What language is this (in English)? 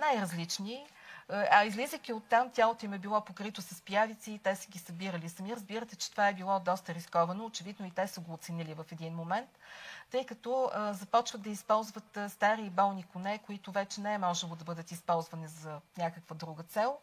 Bulgarian